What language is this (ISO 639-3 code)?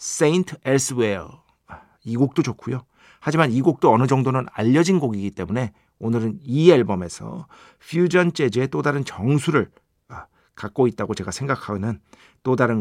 kor